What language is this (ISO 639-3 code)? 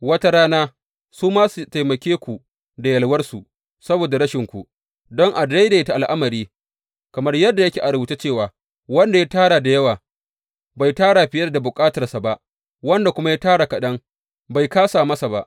hau